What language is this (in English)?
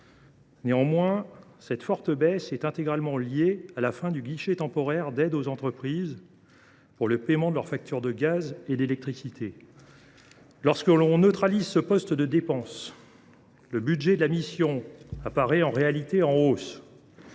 French